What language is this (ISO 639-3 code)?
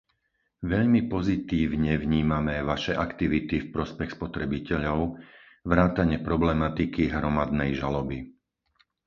slk